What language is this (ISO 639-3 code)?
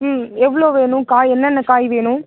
tam